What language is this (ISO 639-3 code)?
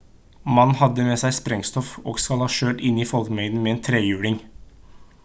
nob